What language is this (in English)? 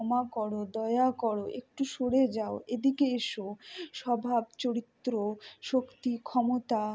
Bangla